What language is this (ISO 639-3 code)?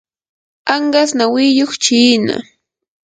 qur